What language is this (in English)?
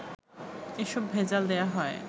Bangla